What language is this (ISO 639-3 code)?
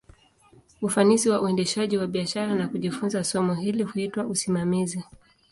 swa